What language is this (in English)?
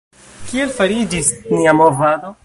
Esperanto